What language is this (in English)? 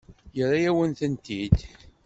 Kabyle